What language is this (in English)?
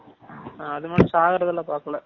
Tamil